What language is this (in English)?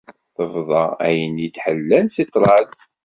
Kabyle